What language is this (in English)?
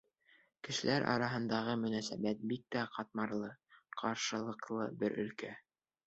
Bashkir